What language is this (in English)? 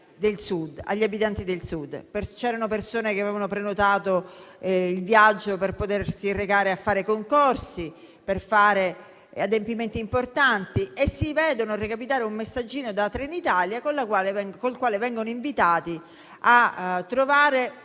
Italian